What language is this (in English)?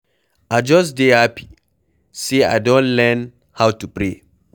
Nigerian Pidgin